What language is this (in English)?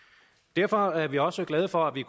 Danish